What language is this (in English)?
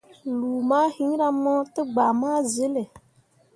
Mundang